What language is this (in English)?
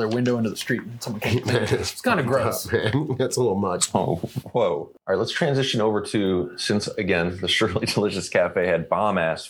English